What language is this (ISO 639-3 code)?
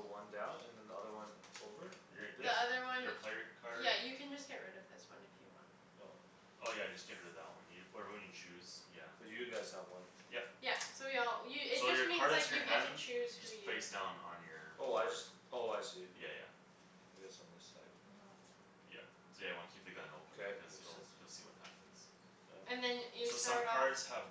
eng